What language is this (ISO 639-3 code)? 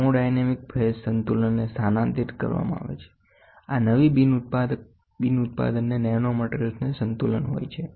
guj